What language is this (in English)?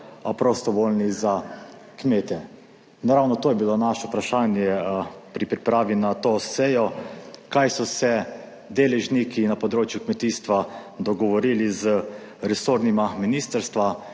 Slovenian